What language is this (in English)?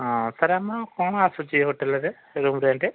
Odia